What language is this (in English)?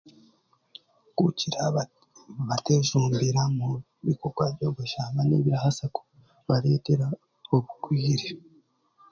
Chiga